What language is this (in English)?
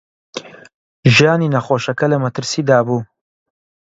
Central Kurdish